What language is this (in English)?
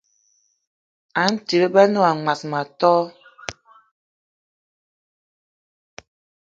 Eton (Cameroon)